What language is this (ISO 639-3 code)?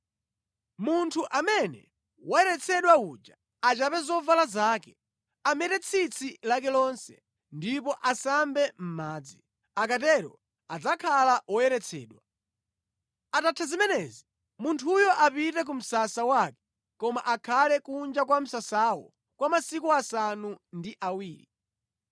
nya